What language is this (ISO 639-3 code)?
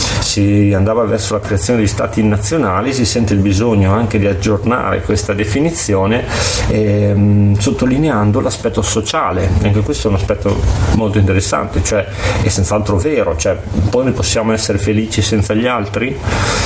ita